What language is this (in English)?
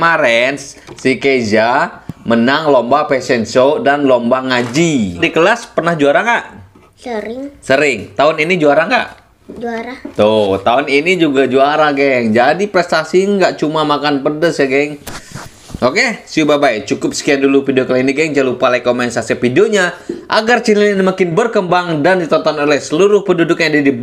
Indonesian